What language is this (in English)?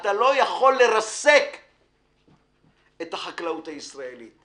Hebrew